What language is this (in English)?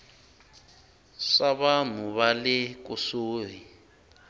Tsonga